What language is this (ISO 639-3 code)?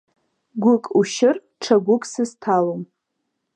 abk